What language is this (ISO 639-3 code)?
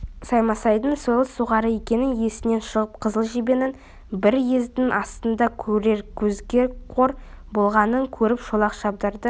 kaz